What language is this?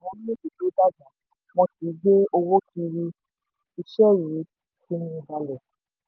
Yoruba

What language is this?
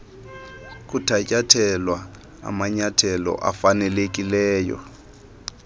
Xhosa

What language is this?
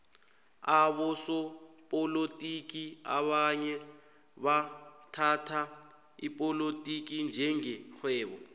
South Ndebele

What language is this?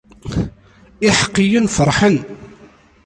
Kabyle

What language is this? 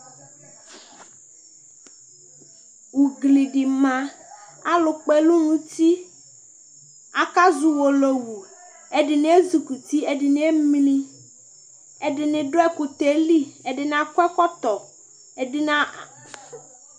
Ikposo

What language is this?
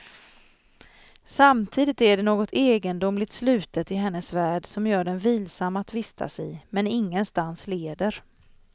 Swedish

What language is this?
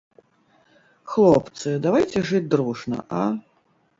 Belarusian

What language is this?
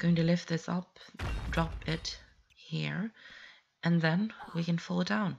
English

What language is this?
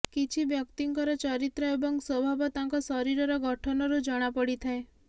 Odia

